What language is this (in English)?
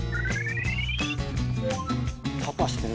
Japanese